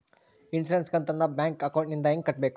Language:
Kannada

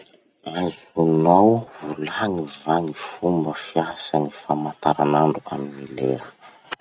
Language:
Masikoro Malagasy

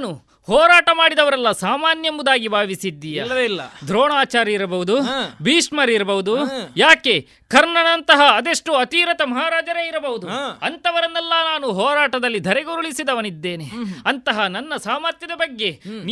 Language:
Kannada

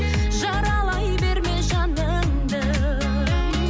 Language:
Kazakh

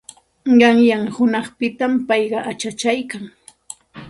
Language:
Santa Ana de Tusi Pasco Quechua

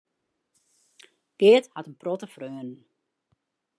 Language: Western Frisian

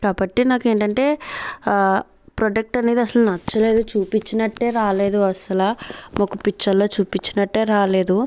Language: Telugu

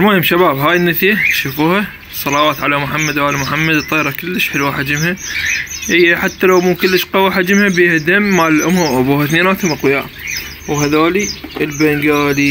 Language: Arabic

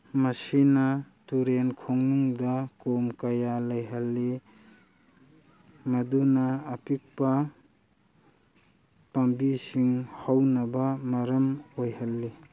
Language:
Manipuri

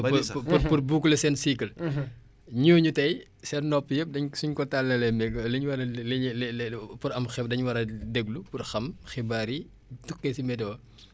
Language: Wolof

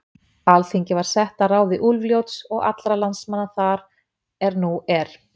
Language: Icelandic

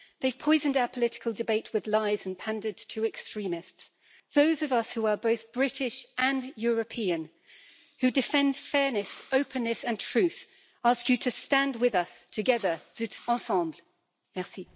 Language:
English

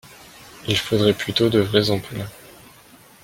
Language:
French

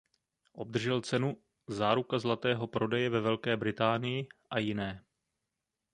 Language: Czech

